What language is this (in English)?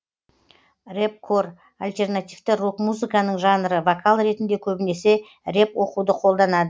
Kazakh